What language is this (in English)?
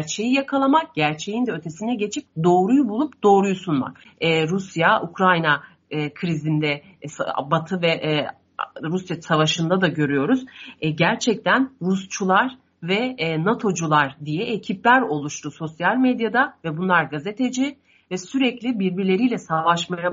Turkish